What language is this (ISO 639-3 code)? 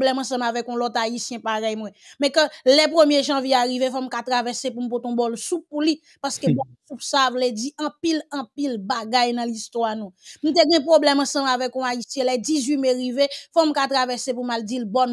fra